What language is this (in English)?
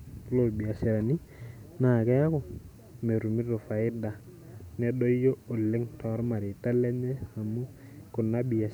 Masai